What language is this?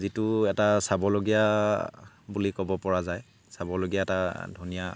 Assamese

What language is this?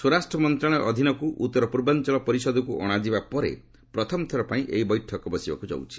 Odia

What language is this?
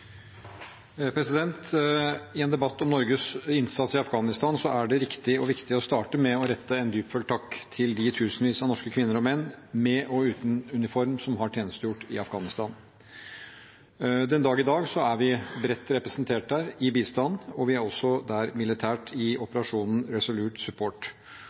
Norwegian Bokmål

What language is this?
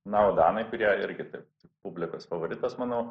Lithuanian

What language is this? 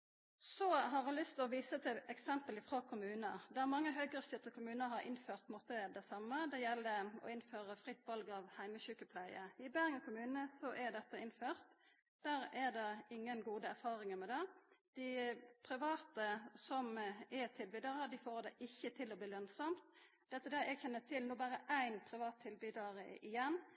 Norwegian Nynorsk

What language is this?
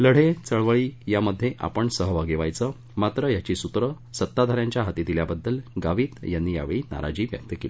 Marathi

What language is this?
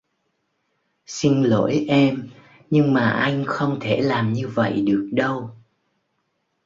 Vietnamese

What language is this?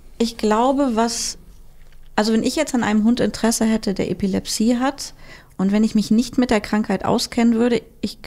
German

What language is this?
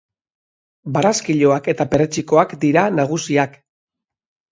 Basque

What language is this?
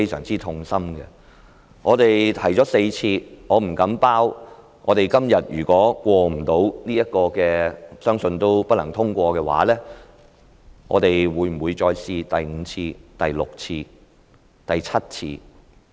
Cantonese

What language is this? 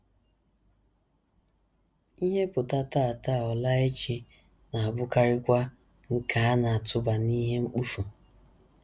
Igbo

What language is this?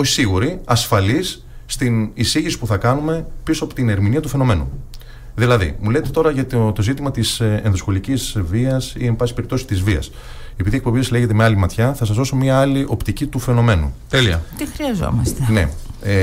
Greek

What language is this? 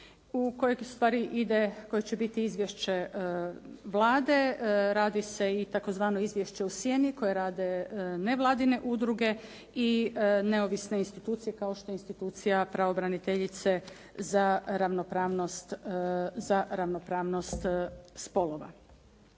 Croatian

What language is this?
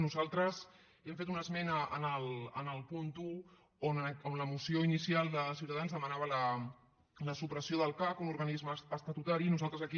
Catalan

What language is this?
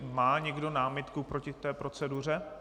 Czech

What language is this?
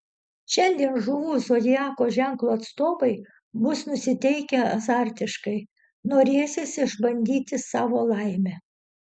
Lithuanian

